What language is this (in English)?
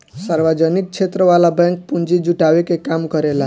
Bhojpuri